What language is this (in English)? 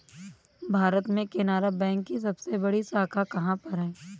Hindi